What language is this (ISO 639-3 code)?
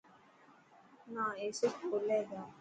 mki